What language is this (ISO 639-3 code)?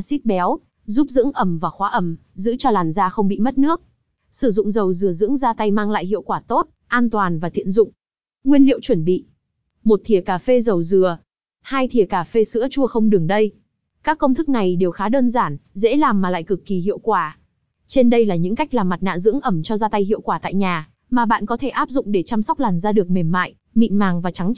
vie